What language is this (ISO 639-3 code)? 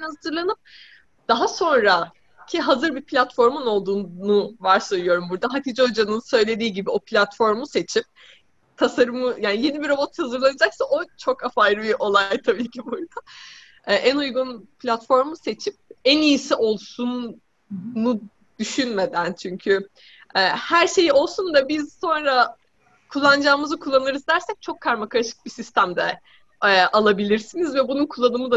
tur